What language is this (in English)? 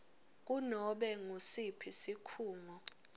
Swati